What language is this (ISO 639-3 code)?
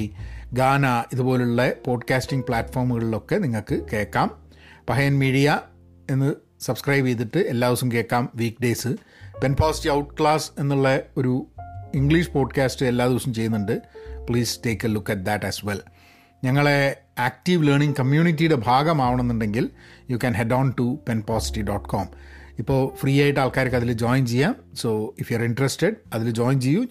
mal